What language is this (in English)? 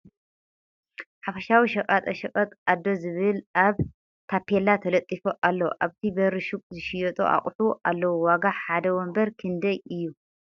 Tigrinya